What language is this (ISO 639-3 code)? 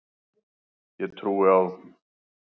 isl